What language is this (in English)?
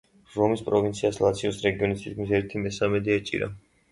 Georgian